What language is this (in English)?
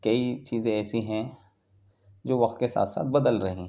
Urdu